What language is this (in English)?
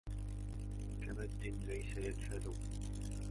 Arabic